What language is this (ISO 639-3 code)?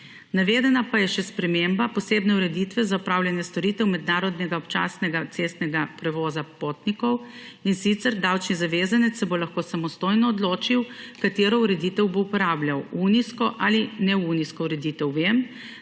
slv